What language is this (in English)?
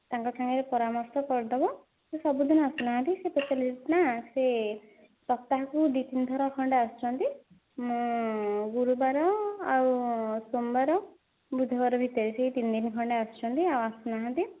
Odia